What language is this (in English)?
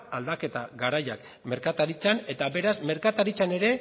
Basque